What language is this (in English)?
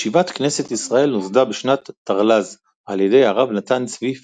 Hebrew